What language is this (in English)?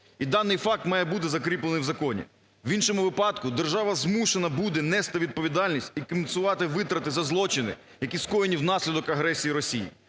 Ukrainian